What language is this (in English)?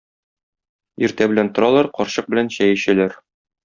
Tatar